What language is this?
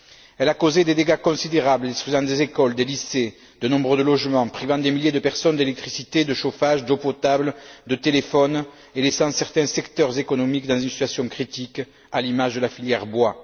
French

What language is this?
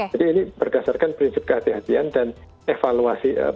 Indonesian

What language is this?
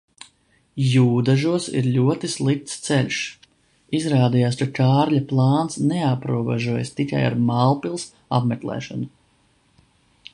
Latvian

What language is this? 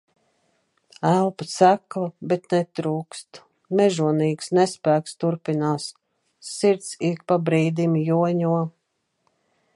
Latvian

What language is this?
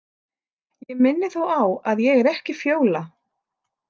Icelandic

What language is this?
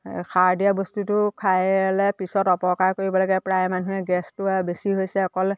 Assamese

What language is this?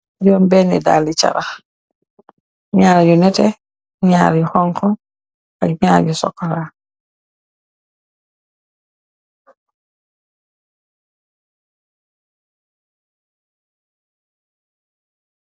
Wolof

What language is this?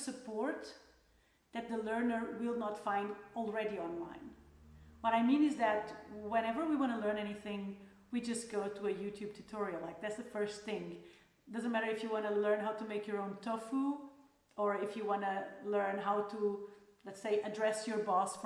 English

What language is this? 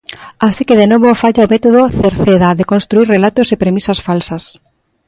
Galician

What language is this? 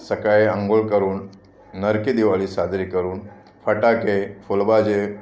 Marathi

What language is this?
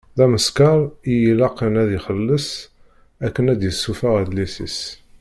Kabyle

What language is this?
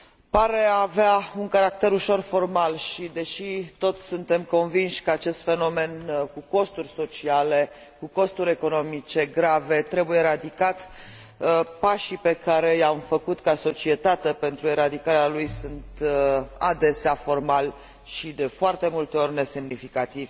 Romanian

